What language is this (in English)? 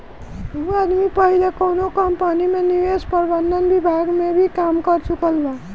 Bhojpuri